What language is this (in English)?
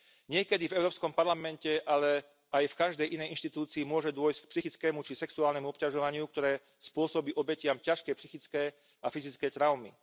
Slovak